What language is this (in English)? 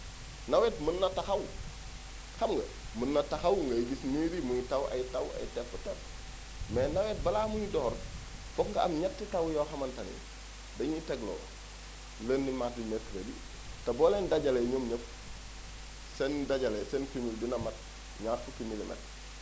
Wolof